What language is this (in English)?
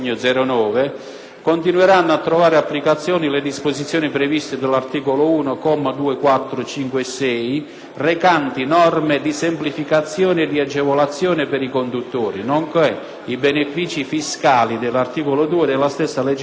Italian